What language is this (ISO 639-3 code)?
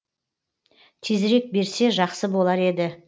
kaz